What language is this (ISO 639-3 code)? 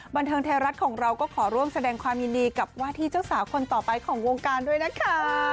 tha